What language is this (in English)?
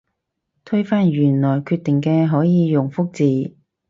Cantonese